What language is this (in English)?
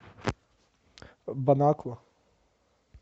Russian